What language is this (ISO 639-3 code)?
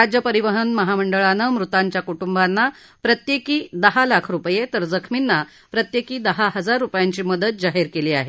mar